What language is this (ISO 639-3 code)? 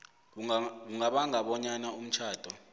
nbl